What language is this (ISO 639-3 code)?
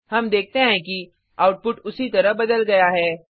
hin